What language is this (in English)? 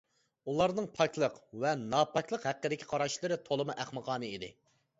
Uyghur